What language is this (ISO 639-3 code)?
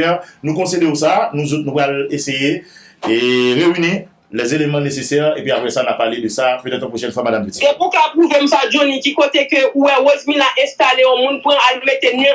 fra